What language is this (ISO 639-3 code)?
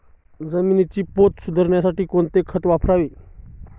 mar